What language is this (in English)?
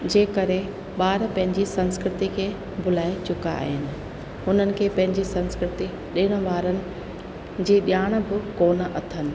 Sindhi